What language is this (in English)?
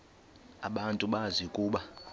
Xhosa